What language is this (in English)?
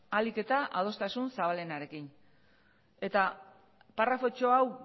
Basque